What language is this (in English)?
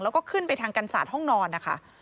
Thai